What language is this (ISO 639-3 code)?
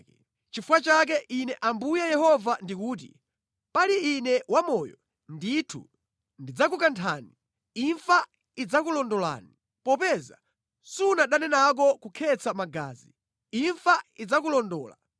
nya